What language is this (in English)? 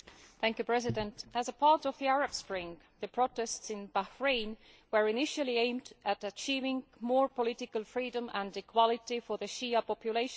English